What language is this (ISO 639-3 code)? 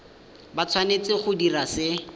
tsn